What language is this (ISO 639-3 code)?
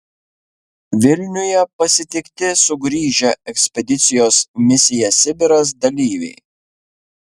lit